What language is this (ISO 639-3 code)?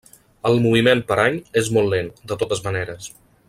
cat